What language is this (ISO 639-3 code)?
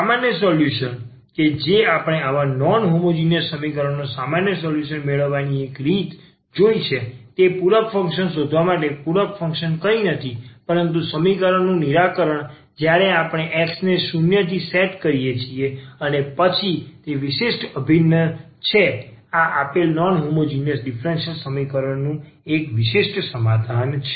guj